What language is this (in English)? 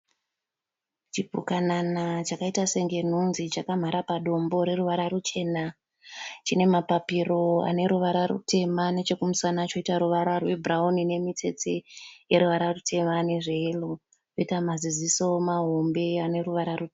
Shona